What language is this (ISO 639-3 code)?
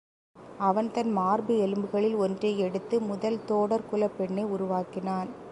tam